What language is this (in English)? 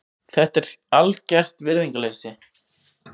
Icelandic